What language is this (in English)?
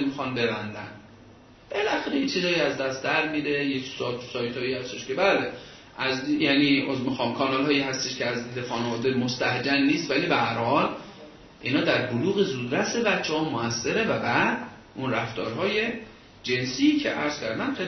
Persian